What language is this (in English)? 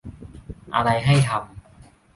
Thai